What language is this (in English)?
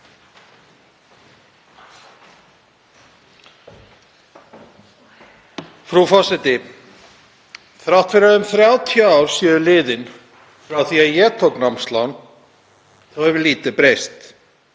Icelandic